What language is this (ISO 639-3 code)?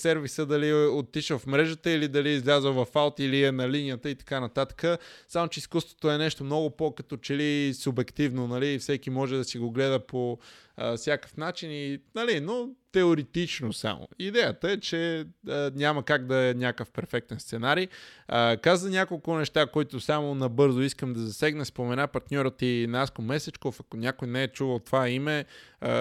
bul